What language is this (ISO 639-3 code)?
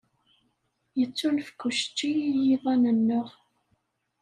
kab